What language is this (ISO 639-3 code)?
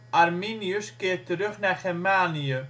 nld